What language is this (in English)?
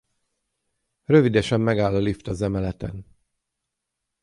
Hungarian